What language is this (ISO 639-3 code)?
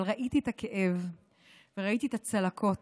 heb